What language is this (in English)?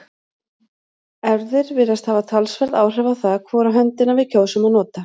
Icelandic